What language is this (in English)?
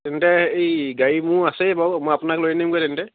Assamese